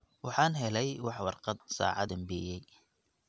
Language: Somali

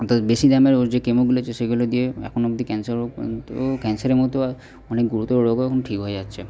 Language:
Bangla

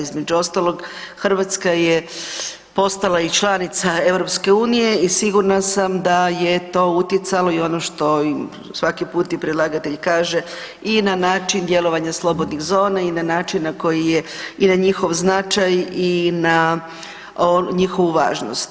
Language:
Croatian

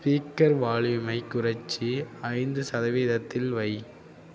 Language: Tamil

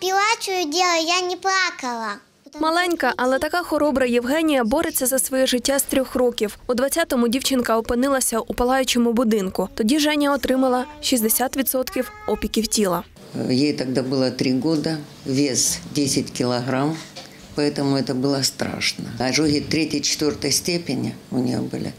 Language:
Ukrainian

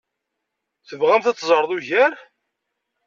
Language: Kabyle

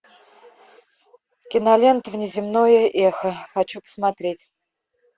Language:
Russian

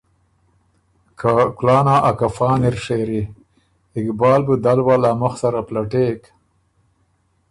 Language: Ormuri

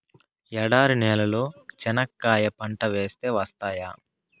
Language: Telugu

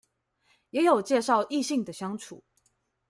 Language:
Chinese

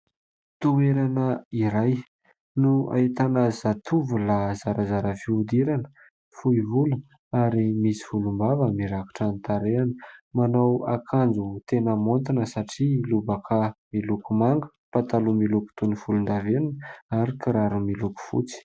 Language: Malagasy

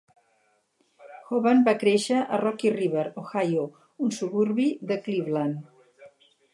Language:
Catalan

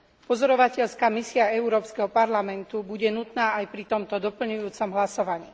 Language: Slovak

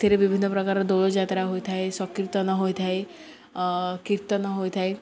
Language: Odia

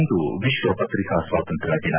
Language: Kannada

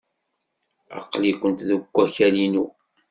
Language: Kabyle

